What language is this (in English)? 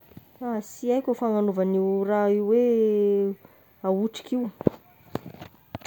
Tesaka Malagasy